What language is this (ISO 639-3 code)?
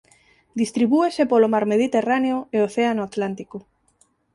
glg